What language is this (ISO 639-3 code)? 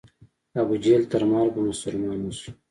pus